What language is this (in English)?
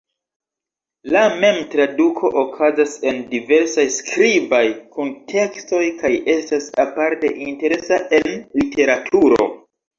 Esperanto